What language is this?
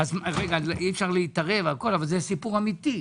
Hebrew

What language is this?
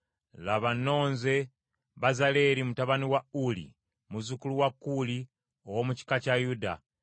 Ganda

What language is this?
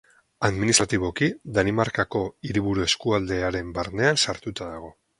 Basque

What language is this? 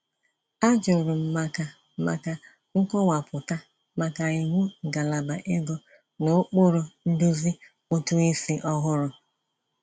Igbo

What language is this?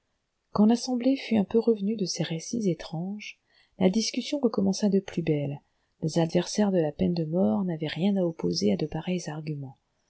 French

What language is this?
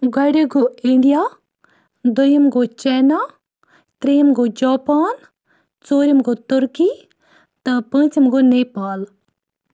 Kashmiri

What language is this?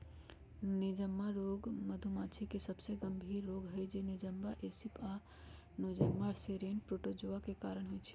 Magahi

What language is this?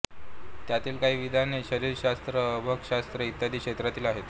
Marathi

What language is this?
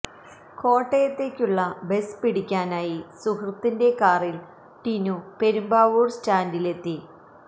Malayalam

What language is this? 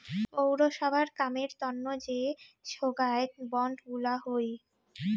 Bangla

